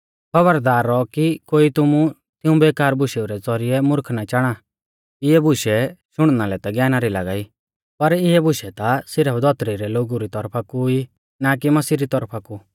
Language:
Mahasu Pahari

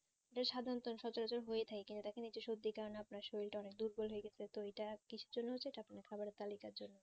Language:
Bangla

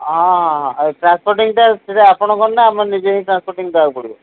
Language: Odia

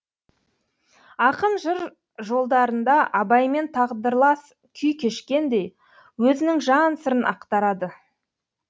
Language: Kazakh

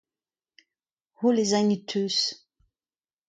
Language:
Breton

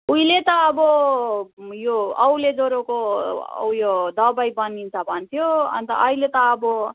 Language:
Nepali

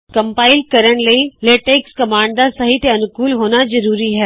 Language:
Punjabi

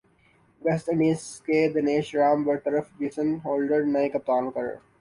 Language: Urdu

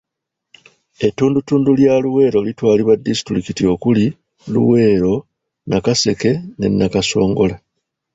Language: Ganda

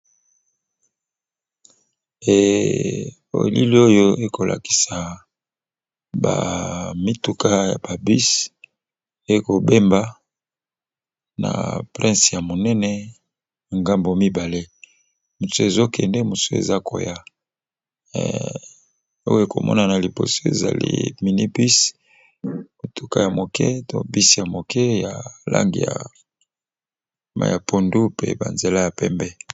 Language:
Lingala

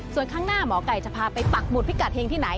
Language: Thai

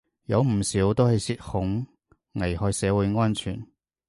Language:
Cantonese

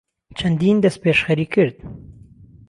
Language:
Central Kurdish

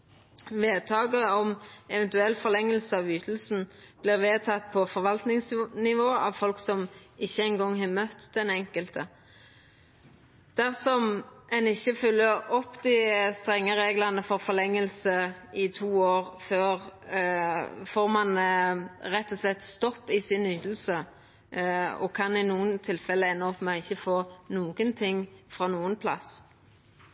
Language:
Norwegian Nynorsk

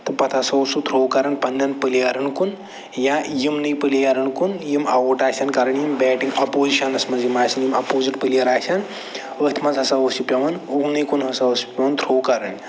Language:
Kashmiri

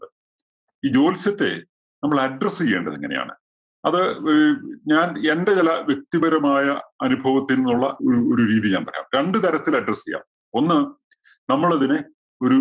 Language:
Malayalam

